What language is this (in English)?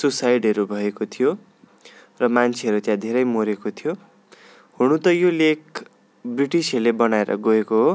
Nepali